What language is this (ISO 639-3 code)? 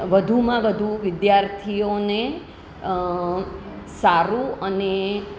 guj